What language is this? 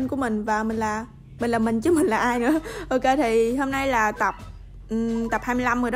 Vietnamese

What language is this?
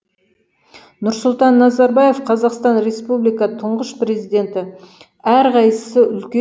Kazakh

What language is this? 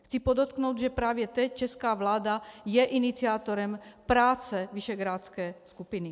Czech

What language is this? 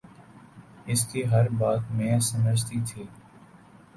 Urdu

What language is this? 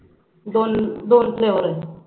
Marathi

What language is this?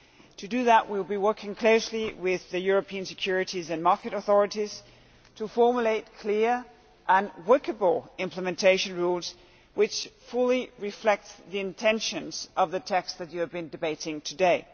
English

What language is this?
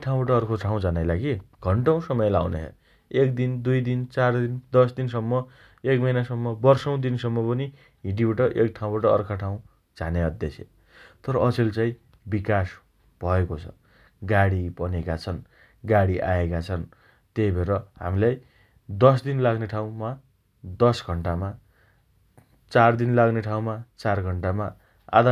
Dotyali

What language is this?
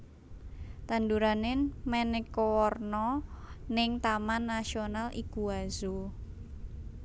Javanese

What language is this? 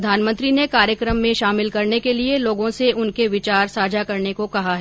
Hindi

